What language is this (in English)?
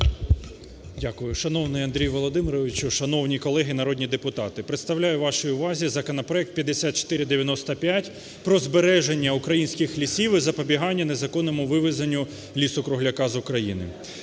Ukrainian